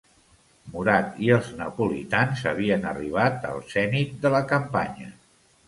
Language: Catalan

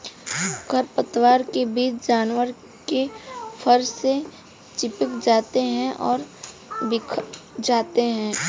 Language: Hindi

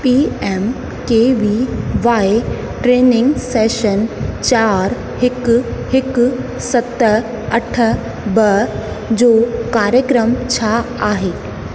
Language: Sindhi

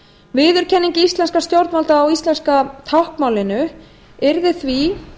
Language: Icelandic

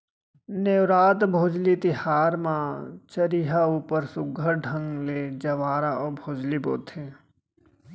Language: Chhattisgarhi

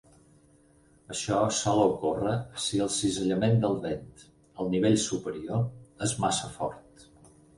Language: Catalan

